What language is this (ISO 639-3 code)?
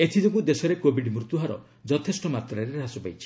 ori